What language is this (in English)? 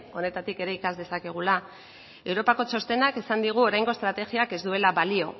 Basque